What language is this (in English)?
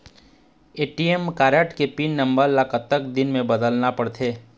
Chhattisgarhi